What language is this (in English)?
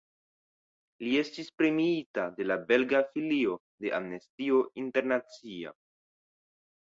Esperanto